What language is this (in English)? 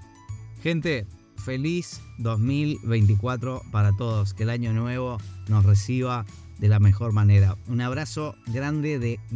Spanish